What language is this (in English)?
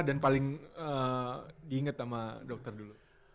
Indonesian